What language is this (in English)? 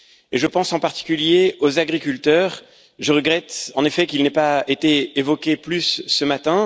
French